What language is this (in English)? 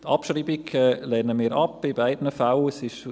Swiss German